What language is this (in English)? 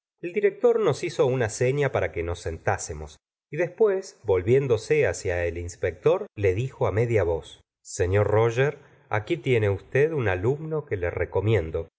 Spanish